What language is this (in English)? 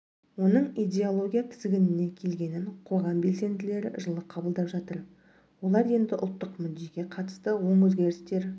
Kazakh